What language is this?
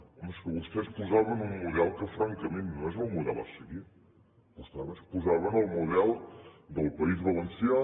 Catalan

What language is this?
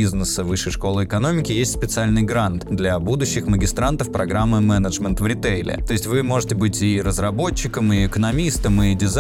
Russian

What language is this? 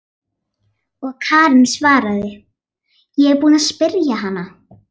Icelandic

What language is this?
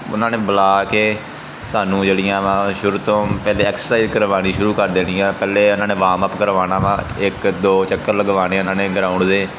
Punjabi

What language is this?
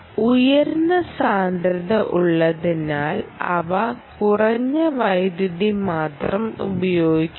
Malayalam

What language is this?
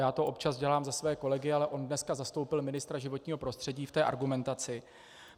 Czech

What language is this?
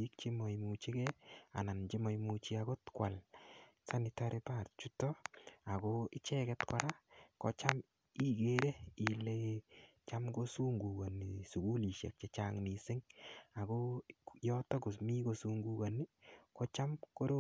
Kalenjin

